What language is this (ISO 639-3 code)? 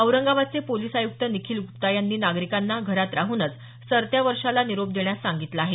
mar